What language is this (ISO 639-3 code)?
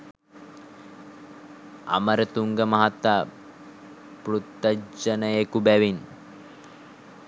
sin